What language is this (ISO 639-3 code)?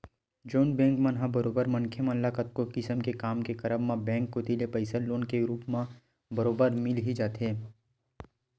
hne